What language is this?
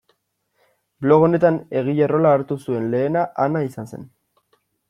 Basque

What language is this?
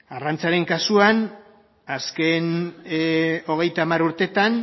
Basque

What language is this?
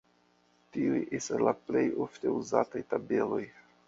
Esperanto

